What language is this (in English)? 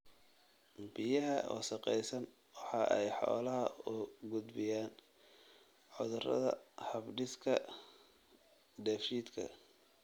Somali